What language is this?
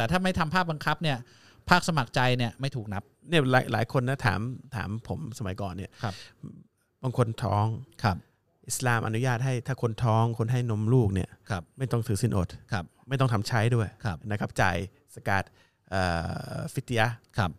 Thai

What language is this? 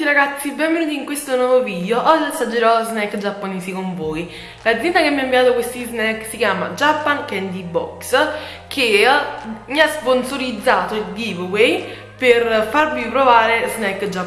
Italian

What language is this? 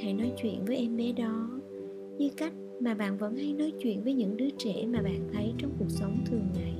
Vietnamese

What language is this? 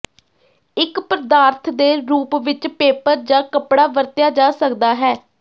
Punjabi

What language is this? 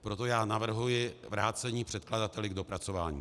Czech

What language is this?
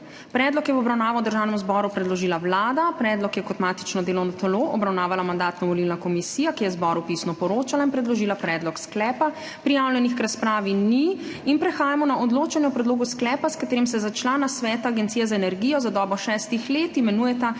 Slovenian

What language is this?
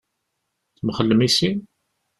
Kabyle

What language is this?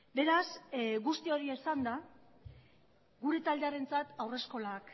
Basque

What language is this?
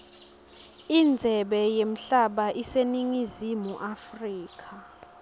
Swati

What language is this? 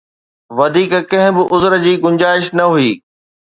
Sindhi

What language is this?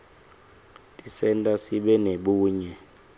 Swati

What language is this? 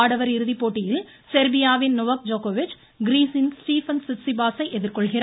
Tamil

